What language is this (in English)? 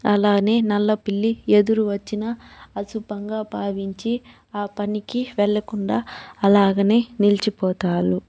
Telugu